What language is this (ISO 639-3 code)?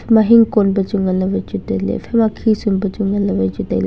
nnp